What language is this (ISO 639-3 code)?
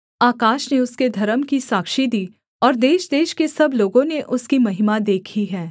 hin